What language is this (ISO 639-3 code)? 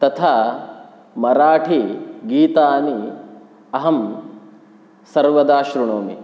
san